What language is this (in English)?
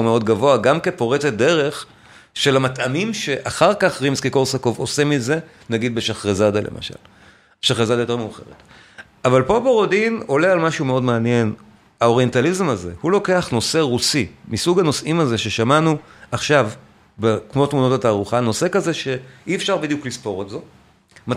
Hebrew